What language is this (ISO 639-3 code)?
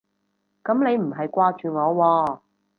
yue